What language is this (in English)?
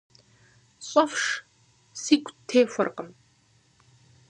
Kabardian